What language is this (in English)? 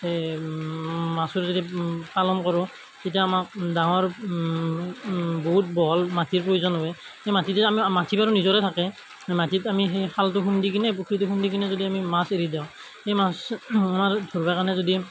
Assamese